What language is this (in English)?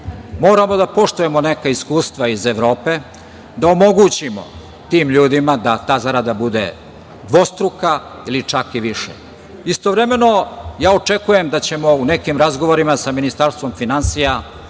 Serbian